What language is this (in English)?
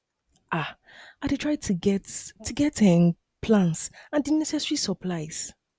Nigerian Pidgin